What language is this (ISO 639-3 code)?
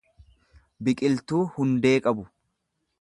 orm